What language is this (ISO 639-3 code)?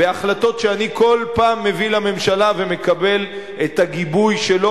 heb